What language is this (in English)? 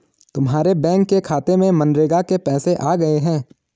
Hindi